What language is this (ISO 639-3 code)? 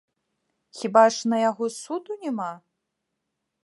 bel